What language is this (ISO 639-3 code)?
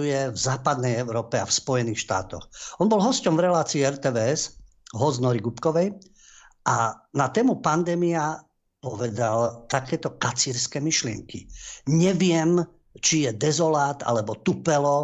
slk